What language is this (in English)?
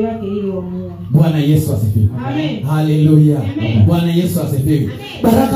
Swahili